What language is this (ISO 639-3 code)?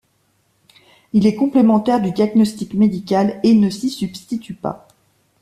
fra